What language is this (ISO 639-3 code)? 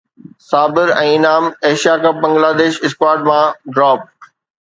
snd